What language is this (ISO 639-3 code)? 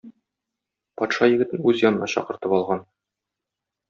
tat